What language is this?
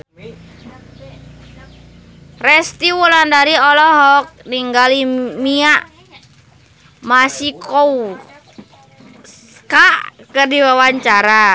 Sundanese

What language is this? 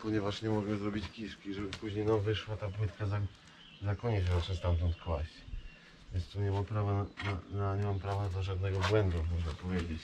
Polish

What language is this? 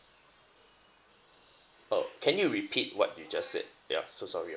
English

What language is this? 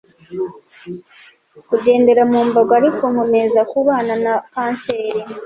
Kinyarwanda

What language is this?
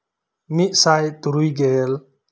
Santali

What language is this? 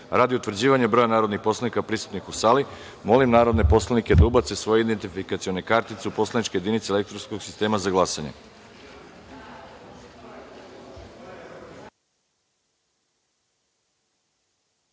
Serbian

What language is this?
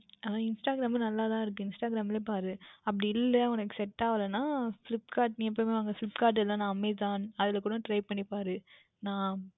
Tamil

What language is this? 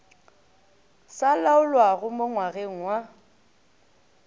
Northern Sotho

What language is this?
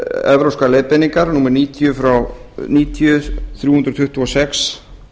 Icelandic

